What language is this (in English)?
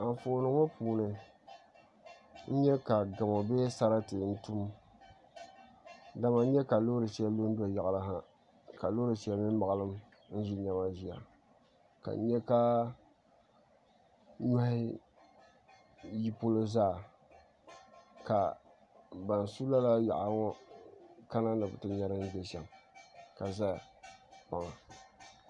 Dagbani